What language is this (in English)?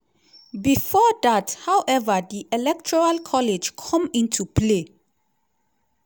Nigerian Pidgin